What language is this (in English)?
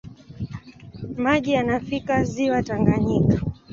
Swahili